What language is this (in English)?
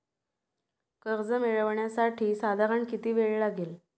Marathi